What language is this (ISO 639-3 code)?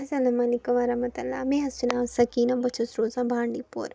kas